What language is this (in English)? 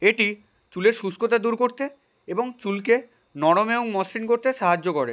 Bangla